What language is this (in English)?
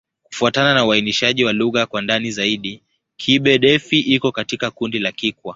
Swahili